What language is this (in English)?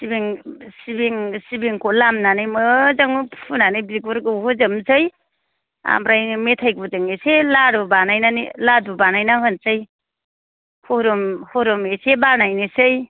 Bodo